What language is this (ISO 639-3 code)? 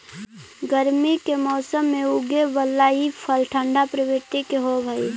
mag